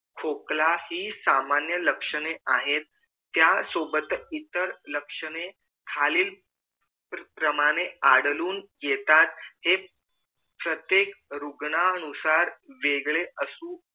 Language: Marathi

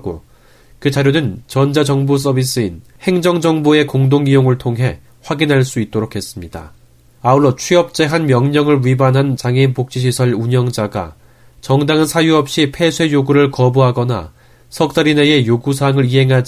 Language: Korean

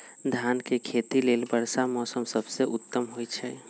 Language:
Magahi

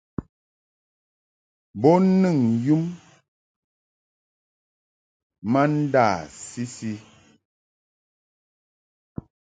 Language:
Mungaka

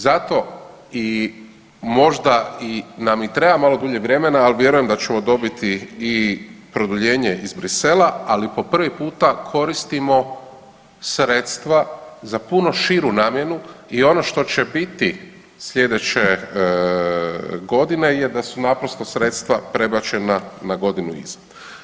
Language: Croatian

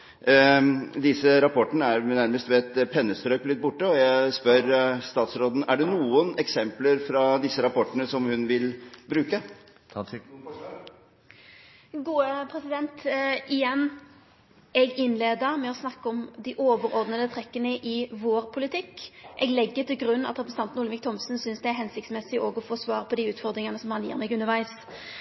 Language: Norwegian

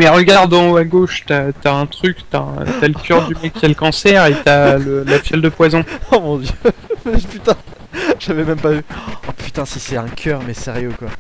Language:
French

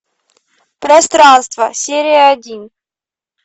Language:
Russian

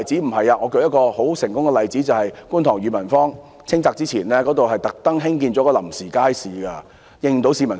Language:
Cantonese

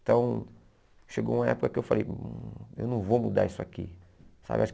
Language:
Portuguese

